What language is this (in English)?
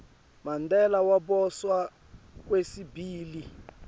Swati